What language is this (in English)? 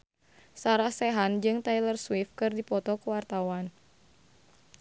Sundanese